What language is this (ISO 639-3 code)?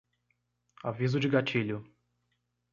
por